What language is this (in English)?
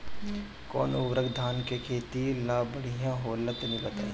Bhojpuri